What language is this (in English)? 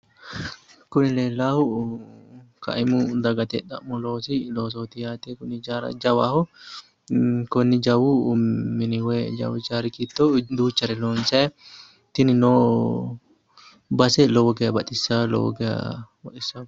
Sidamo